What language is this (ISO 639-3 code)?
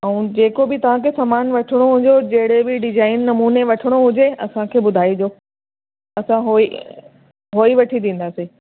snd